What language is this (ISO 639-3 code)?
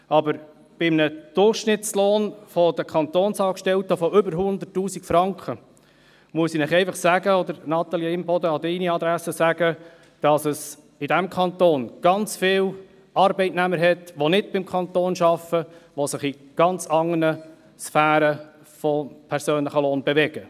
gsw